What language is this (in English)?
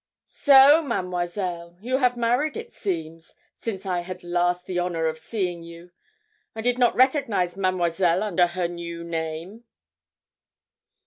English